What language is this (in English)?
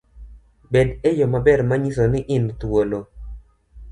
Luo (Kenya and Tanzania)